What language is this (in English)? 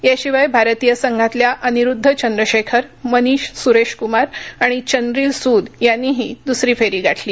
Marathi